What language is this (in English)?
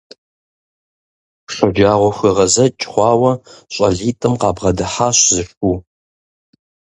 Kabardian